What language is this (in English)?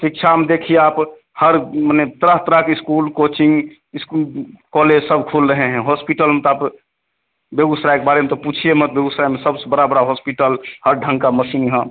Hindi